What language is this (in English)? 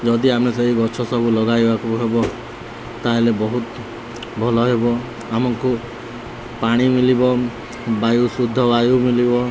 Odia